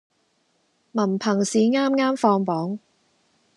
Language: Cantonese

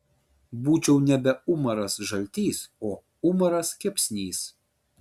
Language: Lithuanian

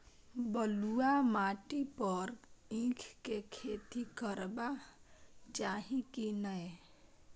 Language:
Maithili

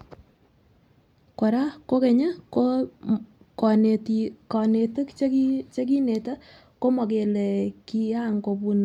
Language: Kalenjin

